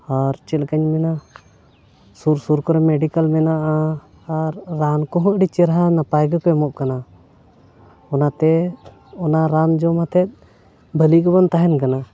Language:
Santali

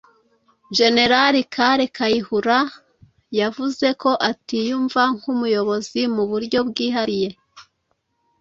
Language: Kinyarwanda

